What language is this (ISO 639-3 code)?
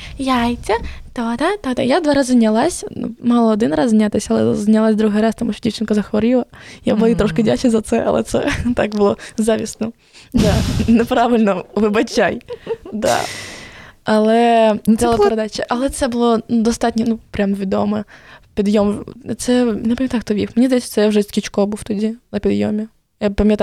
ukr